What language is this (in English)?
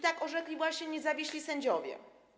Polish